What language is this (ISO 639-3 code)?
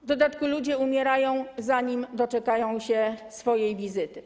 pol